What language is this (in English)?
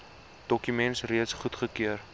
Afrikaans